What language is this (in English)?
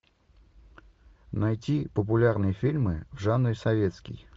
Russian